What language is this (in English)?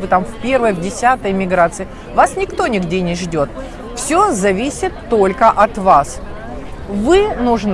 Russian